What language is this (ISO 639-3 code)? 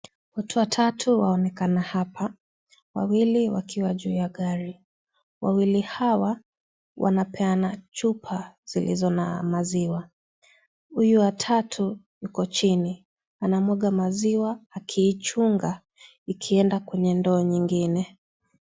swa